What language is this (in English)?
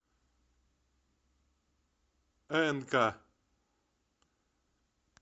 Russian